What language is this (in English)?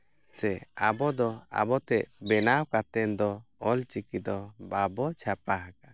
Santali